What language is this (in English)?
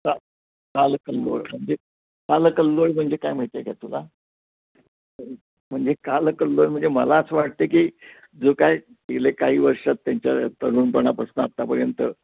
Marathi